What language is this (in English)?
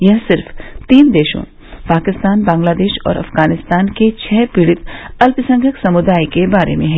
Hindi